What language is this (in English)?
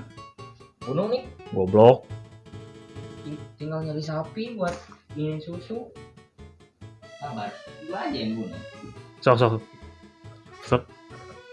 Indonesian